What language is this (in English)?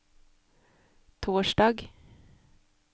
Norwegian